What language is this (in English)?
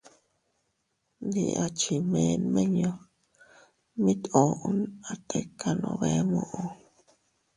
Teutila Cuicatec